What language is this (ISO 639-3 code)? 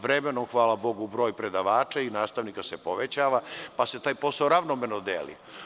srp